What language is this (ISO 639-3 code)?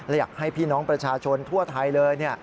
tha